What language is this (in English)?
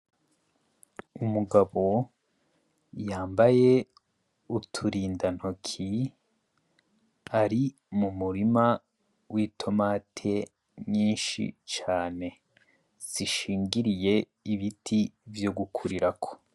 Rundi